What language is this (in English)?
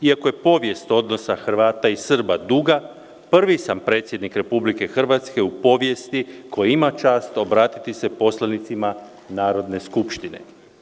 Serbian